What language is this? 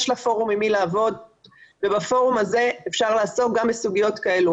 Hebrew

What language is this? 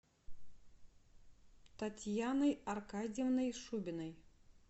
Russian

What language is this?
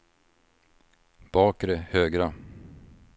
Swedish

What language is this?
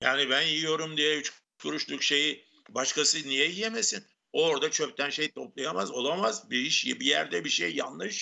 Turkish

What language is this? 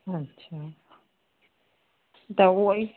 Sindhi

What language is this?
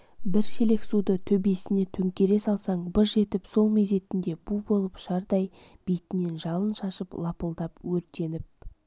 Kazakh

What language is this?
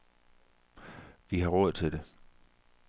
Danish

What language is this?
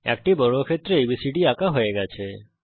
Bangla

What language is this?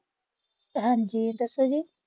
Punjabi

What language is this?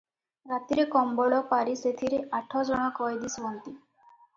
Odia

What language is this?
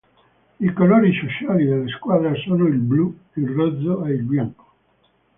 Italian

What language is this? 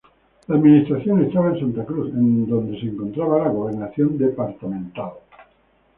Spanish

